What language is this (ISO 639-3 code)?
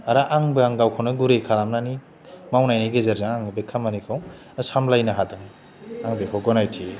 brx